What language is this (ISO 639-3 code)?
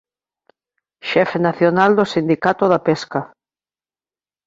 glg